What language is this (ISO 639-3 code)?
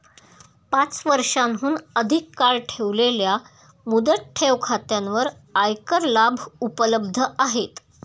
mar